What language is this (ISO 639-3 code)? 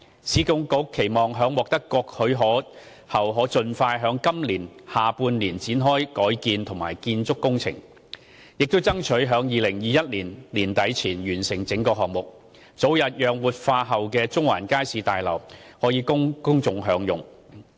yue